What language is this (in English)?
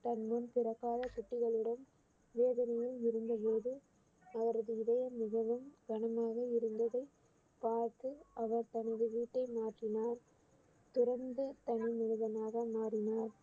Tamil